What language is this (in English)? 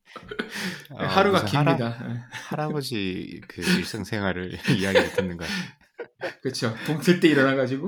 Korean